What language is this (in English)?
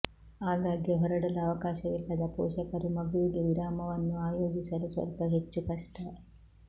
Kannada